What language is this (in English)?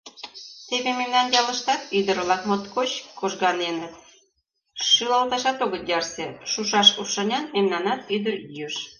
Mari